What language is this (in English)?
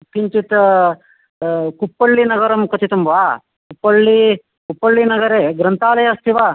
Sanskrit